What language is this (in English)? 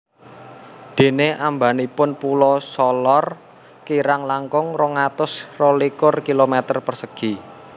Javanese